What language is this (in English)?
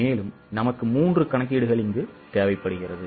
Tamil